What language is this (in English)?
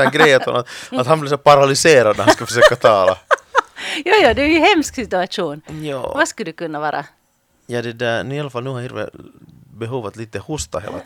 Swedish